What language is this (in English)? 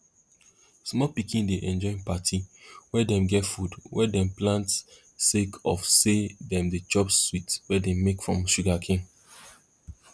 Nigerian Pidgin